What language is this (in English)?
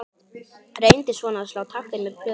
Icelandic